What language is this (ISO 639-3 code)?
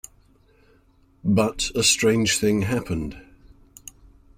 eng